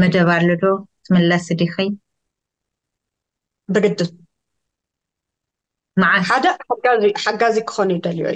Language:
Arabic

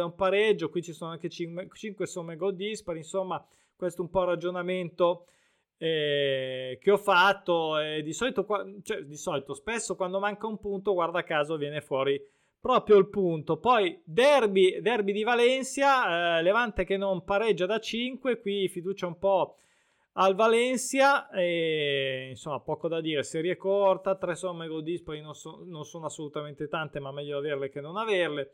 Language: Italian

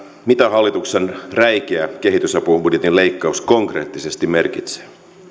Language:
Finnish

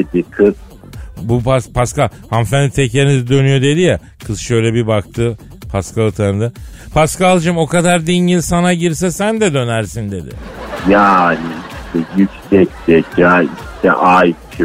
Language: Turkish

